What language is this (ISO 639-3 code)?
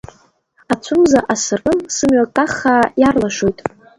abk